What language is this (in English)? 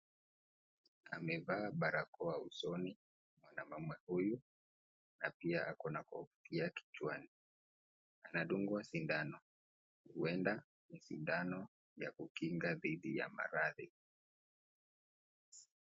Swahili